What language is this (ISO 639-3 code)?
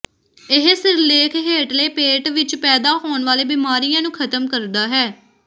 pan